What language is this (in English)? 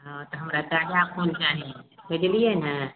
Maithili